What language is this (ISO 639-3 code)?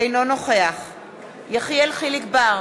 heb